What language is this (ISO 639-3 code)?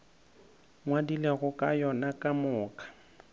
nso